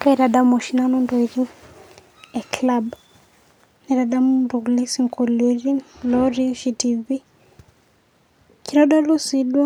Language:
Masai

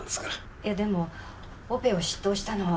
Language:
Japanese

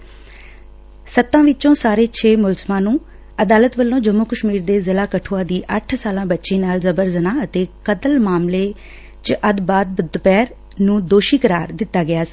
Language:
Punjabi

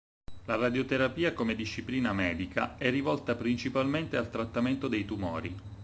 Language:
Italian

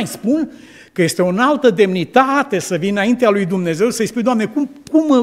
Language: Romanian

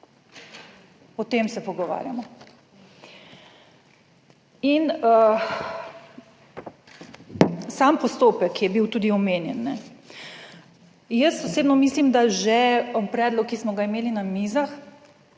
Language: Slovenian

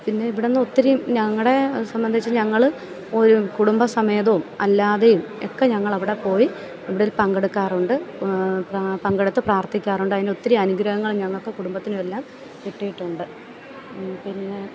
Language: Malayalam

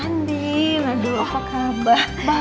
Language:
Indonesian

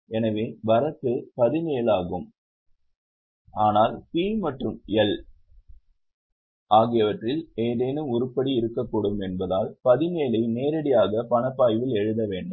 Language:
Tamil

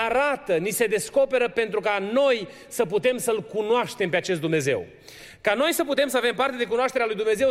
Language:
Romanian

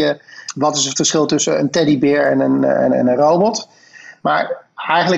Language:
Dutch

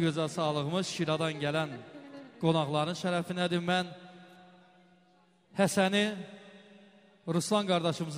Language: Arabic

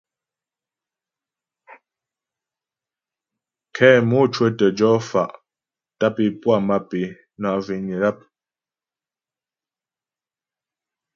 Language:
Ghomala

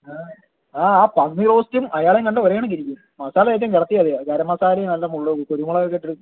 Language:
Malayalam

